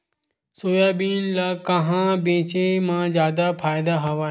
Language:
Chhattisgarhi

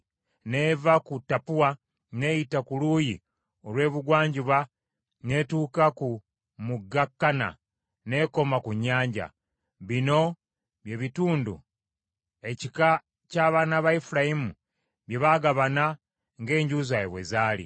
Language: Ganda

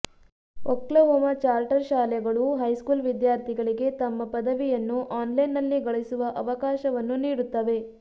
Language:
Kannada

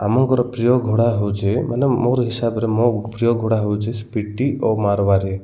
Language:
Odia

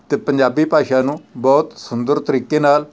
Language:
Punjabi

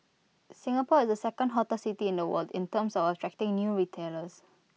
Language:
English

